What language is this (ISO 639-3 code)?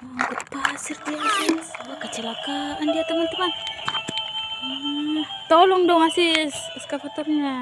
ind